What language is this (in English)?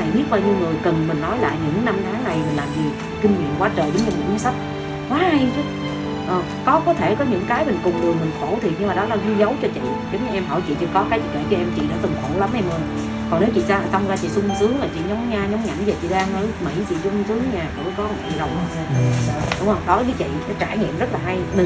Vietnamese